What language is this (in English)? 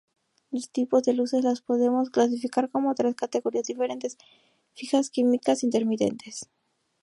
Spanish